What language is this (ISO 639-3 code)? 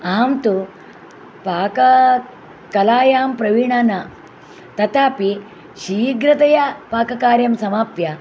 san